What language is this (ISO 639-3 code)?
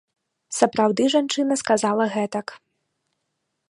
bel